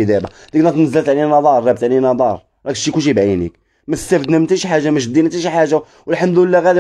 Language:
Arabic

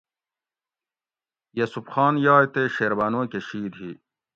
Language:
Gawri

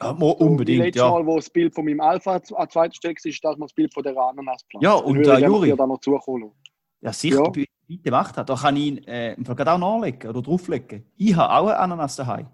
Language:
German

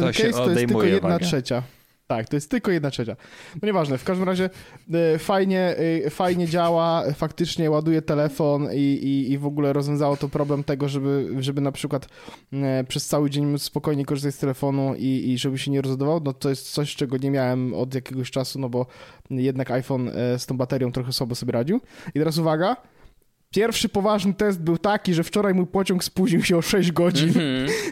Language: Polish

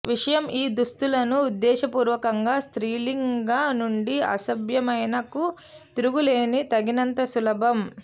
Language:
Telugu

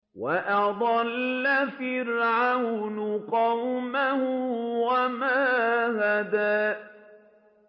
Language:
Arabic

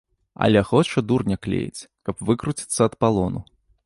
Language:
Belarusian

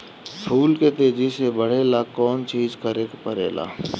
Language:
Bhojpuri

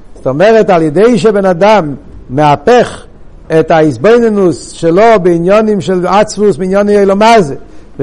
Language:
Hebrew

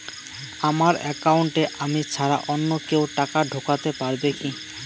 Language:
Bangla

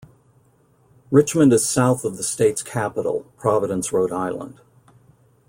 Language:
English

